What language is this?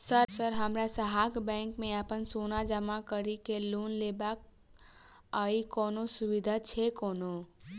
Maithili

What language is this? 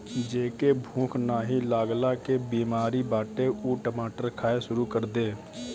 Bhojpuri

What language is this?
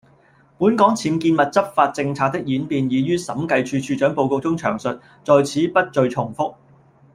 Cantonese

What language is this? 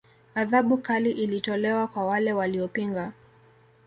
Swahili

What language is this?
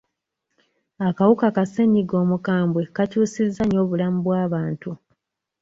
Ganda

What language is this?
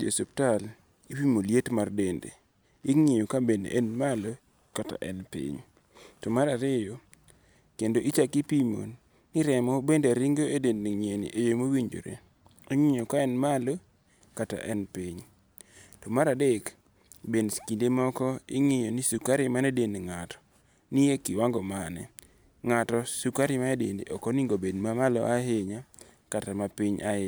Luo (Kenya and Tanzania)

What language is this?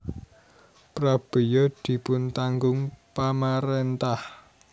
Javanese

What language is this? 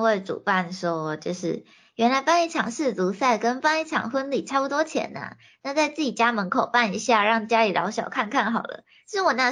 Chinese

